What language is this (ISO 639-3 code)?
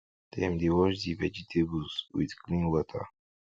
pcm